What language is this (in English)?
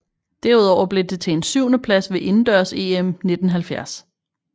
Danish